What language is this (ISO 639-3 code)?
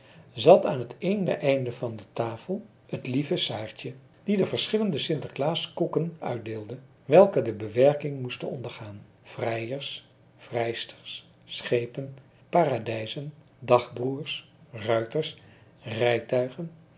nld